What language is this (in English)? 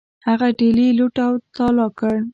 Pashto